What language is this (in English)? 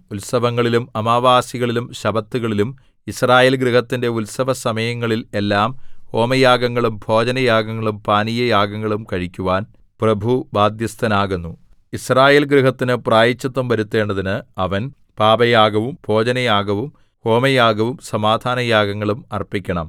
Malayalam